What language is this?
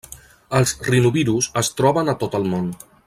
Catalan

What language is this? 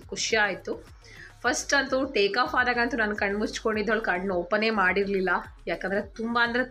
Kannada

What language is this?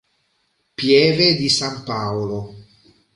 Italian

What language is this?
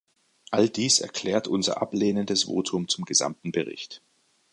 German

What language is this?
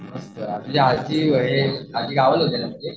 Marathi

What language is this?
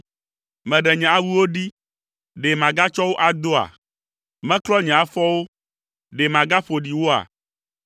Ewe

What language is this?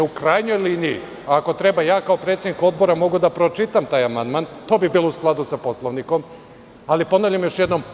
Serbian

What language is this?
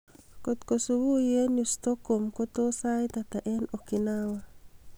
Kalenjin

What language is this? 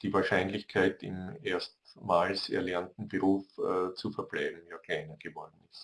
German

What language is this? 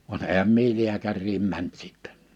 Finnish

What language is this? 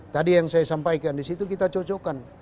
Indonesian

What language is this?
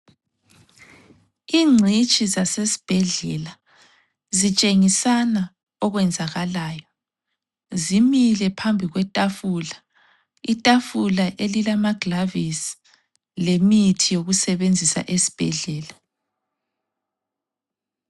North Ndebele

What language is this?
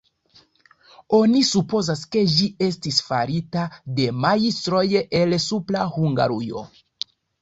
Esperanto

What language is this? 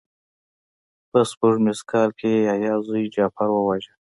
Pashto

